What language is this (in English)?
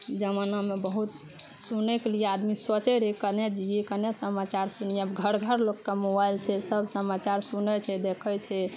Maithili